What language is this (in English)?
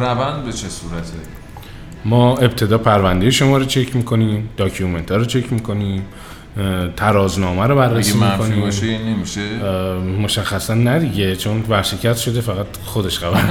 Persian